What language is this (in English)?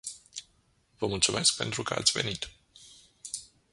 Romanian